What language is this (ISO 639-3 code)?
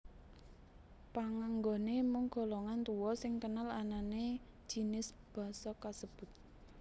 jav